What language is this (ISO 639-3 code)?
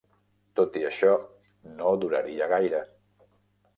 cat